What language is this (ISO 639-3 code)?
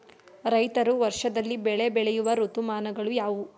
kan